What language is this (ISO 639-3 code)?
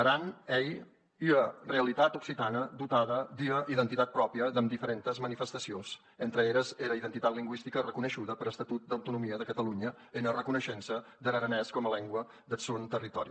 cat